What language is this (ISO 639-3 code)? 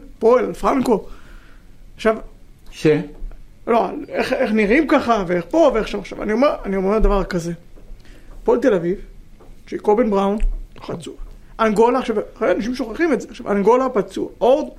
heb